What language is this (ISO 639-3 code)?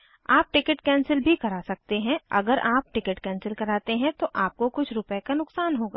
hin